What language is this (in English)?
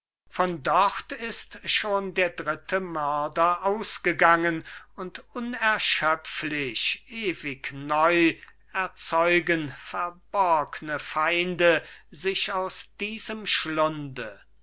German